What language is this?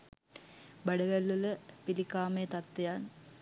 Sinhala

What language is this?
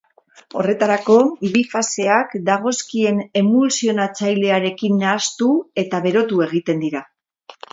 Basque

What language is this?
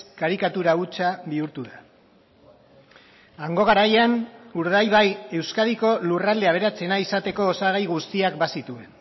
Basque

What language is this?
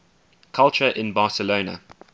English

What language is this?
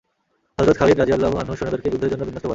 Bangla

